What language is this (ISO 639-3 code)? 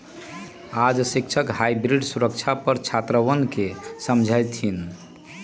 mag